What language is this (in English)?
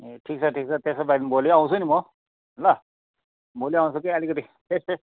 Nepali